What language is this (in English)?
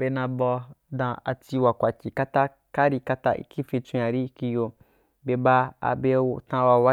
Wapan